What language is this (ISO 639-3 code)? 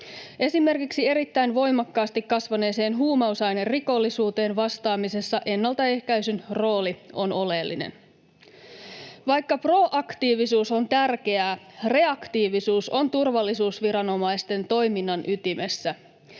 fin